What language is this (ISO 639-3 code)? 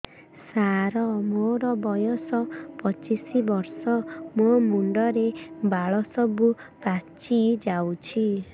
ori